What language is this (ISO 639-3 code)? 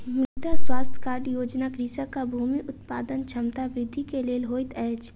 mai